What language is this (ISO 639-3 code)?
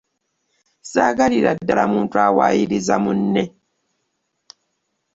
lug